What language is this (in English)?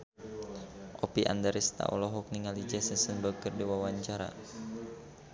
Sundanese